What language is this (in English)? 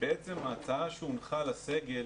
Hebrew